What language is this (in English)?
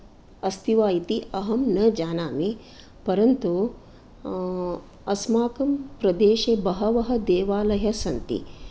Sanskrit